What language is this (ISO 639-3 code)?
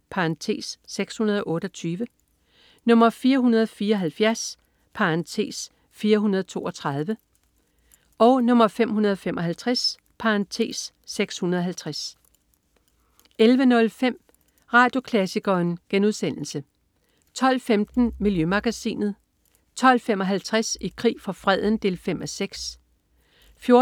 dan